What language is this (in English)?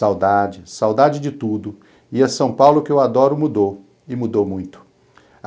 Portuguese